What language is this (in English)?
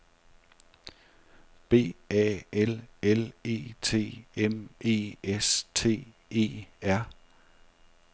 Danish